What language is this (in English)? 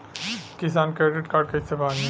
Bhojpuri